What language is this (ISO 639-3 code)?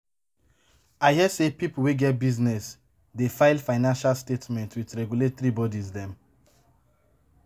pcm